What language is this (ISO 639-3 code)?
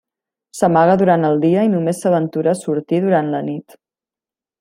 cat